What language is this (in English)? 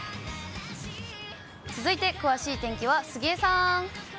Japanese